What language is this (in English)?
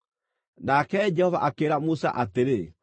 Kikuyu